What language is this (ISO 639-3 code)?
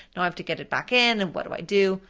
eng